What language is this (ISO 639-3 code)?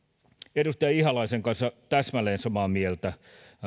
fin